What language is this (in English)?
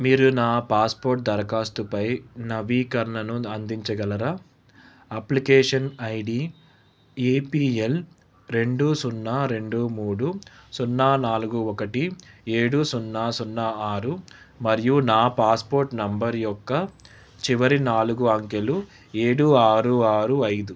Telugu